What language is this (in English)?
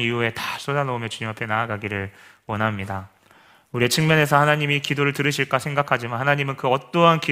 Korean